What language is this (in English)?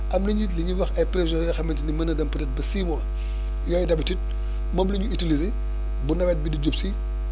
Wolof